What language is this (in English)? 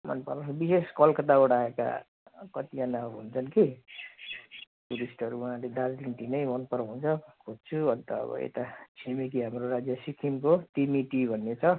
Nepali